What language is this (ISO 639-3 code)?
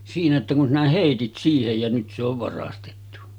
fin